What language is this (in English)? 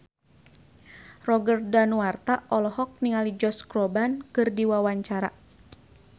Sundanese